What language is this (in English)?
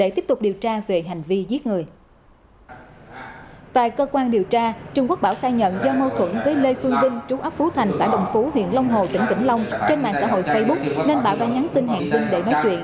Vietnamese